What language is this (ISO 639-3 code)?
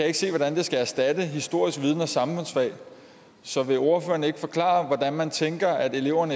dan